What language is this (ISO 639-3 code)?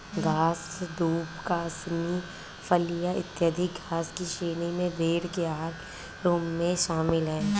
hin